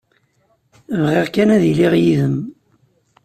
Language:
Kabyle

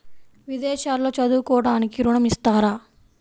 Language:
Telugu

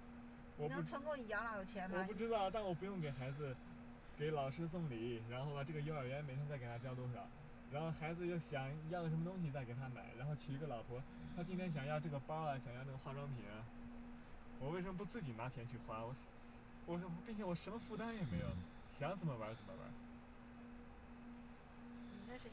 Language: Chinese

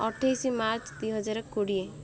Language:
Odia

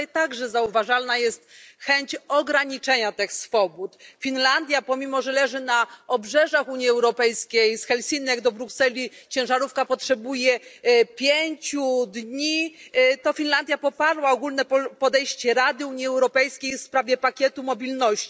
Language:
Polish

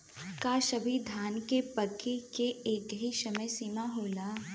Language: Bhojpuri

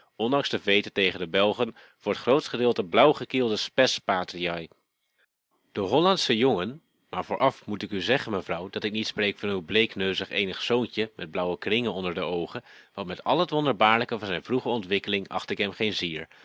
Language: Dutch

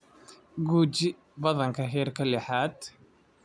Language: Somali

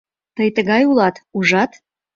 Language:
Mari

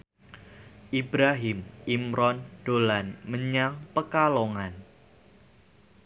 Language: Javanese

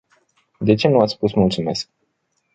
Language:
Romanian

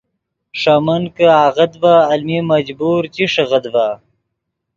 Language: Yidgha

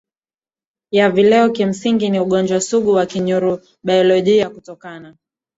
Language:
Swahili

